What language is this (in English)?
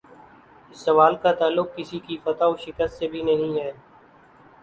Urdu